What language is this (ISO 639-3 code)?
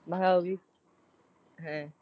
pan